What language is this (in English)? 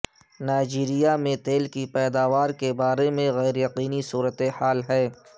Urdu